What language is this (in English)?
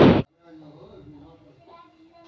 Magahi